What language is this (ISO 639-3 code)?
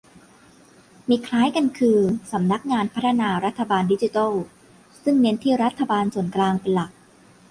tha